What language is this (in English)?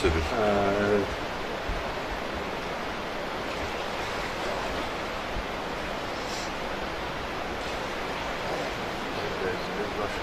Turkish